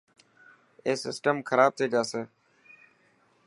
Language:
Dhatki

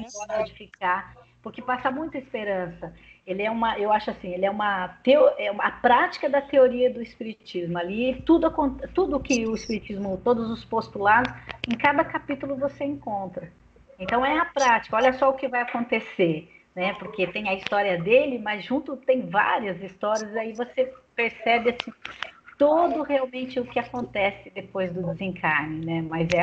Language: Portuguese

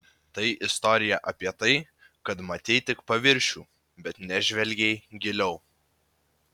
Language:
Lithuanian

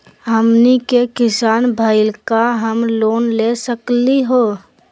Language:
Magahi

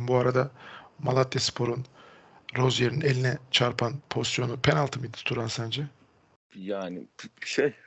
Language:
Turkish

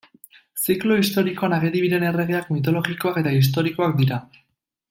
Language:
Basque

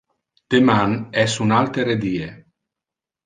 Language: Interlingua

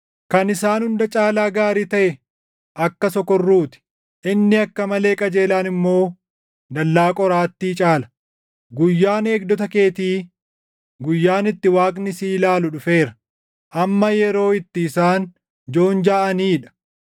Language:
Oromo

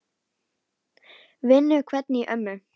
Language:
Icelandic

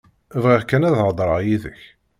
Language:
Kabyle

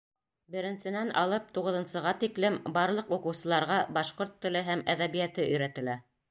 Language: Bashkir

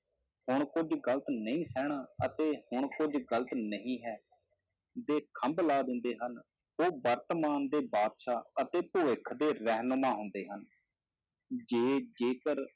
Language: Punjabi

